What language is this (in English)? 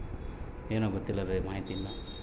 Kannada